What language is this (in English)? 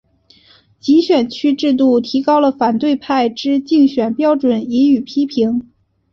Chinese